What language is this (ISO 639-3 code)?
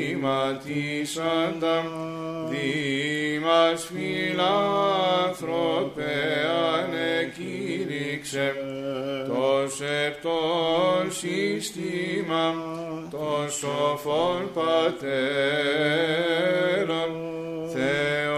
ell